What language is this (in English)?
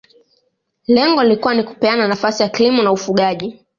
Swahili